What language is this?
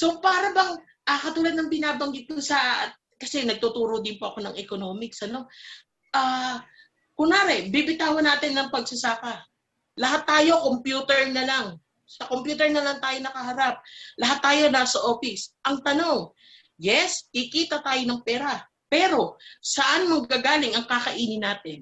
Filipino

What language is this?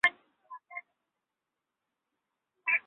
Bangla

